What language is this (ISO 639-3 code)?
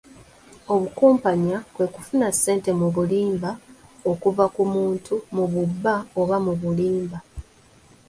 lug